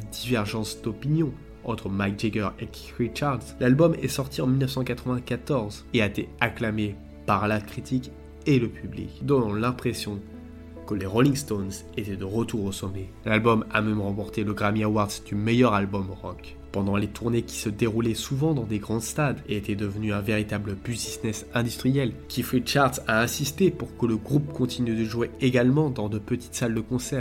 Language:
French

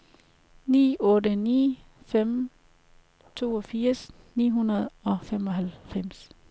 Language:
Danish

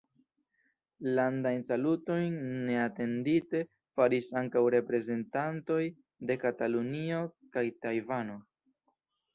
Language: Esperanto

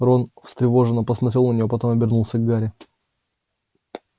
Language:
Russian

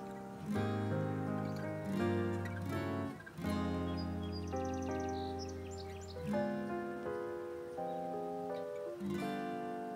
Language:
Arabic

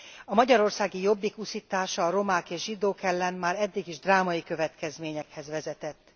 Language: Hungarian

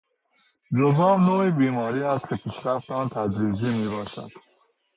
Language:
Persian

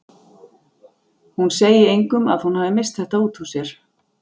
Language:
Icelandic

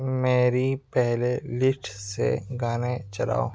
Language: Urdu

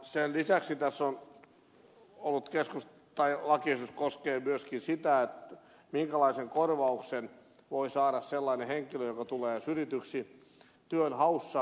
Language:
Finnish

